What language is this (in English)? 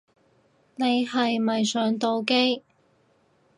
Cantonese